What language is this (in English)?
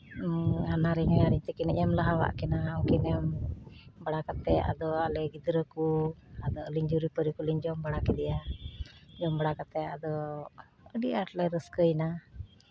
Santali